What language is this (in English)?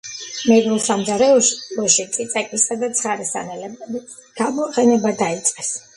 Georgian